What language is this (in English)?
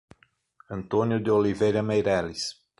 Portuguese